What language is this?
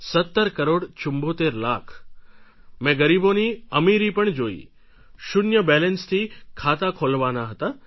Gujarati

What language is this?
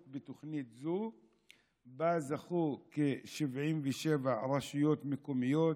Hebrew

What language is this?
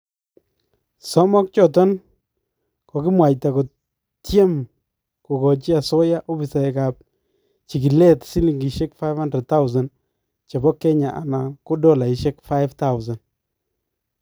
Kalenjin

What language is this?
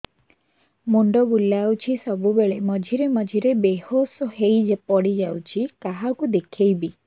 Odia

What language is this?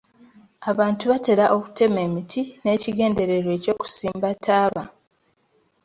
Ganda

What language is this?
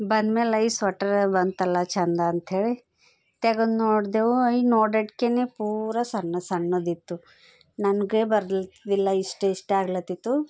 Kannada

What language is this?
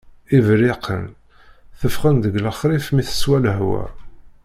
Kabyle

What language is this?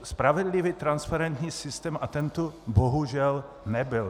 Czech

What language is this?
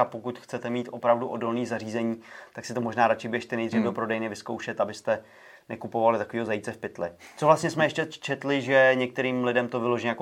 Czech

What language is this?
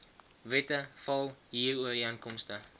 Afrikaans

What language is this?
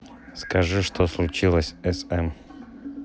Russian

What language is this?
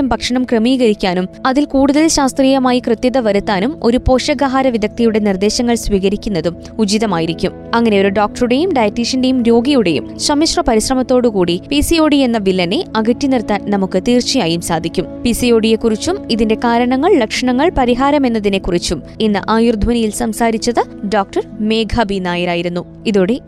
Malayalam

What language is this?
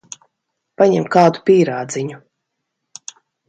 Latvian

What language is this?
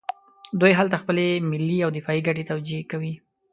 Pashto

